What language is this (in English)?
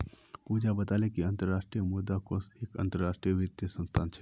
Magahi